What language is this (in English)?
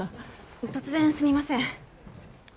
Japanese